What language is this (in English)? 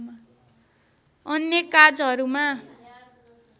Nepali